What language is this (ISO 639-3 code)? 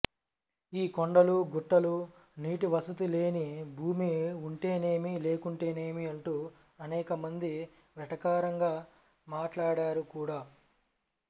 tel